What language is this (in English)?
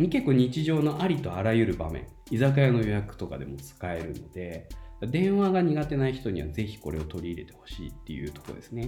Japanese